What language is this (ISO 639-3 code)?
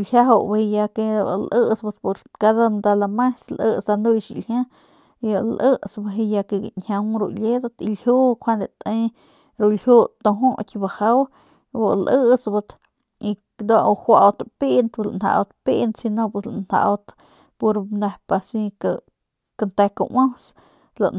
pmq